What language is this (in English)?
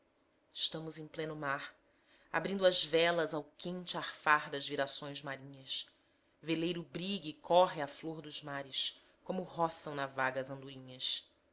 Portuguese